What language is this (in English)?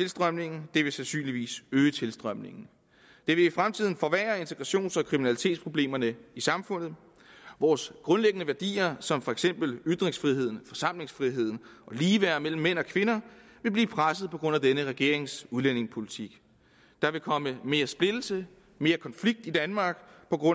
Danish